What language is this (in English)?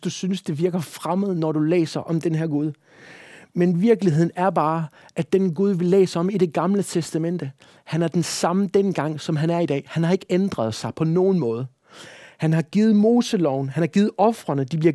Danish